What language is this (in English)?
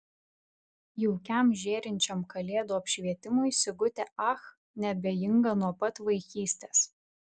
Lithuanian